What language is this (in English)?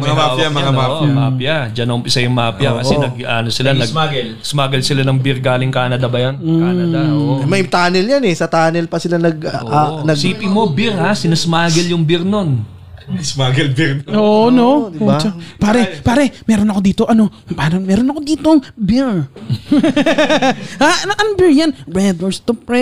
Filipino